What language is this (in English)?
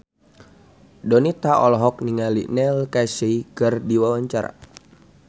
Sundanese